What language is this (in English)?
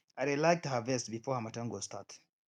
Nigerian Pidgin